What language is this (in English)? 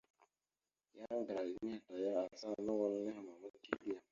Mada (Cameroon)